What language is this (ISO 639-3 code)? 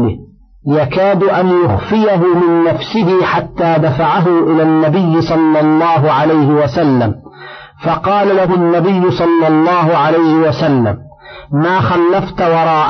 ara